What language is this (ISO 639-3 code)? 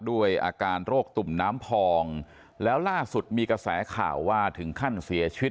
tha